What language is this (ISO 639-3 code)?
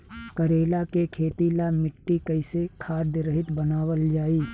bho